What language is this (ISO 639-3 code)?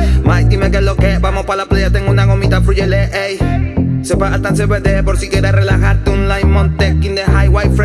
spa